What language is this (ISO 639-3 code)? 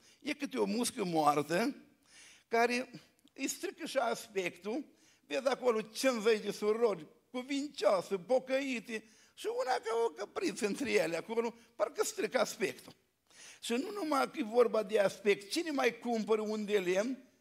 ron